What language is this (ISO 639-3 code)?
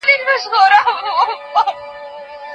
pus